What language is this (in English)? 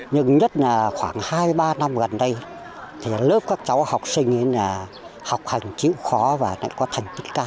Vietnamese